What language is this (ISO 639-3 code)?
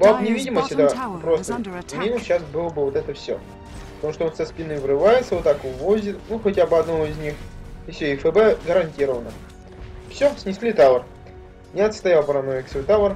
rus